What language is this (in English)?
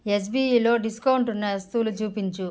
Telugu